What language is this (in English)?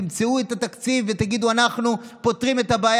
Hebrew